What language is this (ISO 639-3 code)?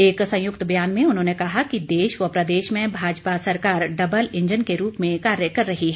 hin